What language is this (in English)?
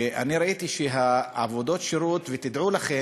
Hebrew